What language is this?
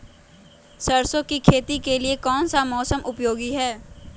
Magahi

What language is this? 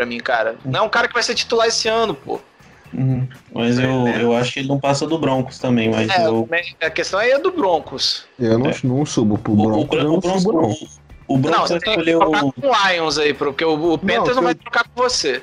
Portuguese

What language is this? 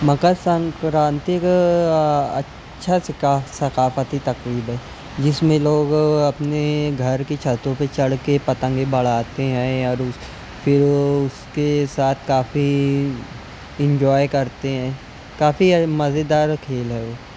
Urdu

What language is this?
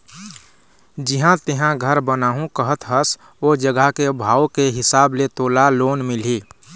Chhattisgarhi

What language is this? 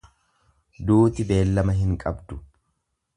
Oromo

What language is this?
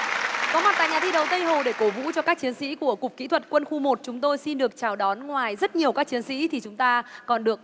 Vietnamese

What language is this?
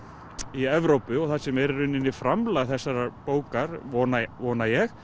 Icelandic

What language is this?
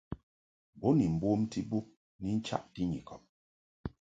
Mungaka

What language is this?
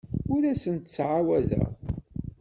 Kabyle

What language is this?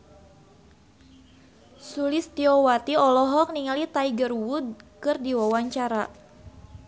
Sundanese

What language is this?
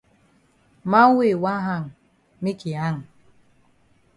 Cameroon Pidgin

